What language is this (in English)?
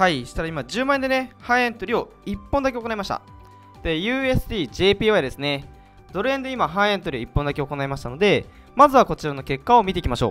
Japanese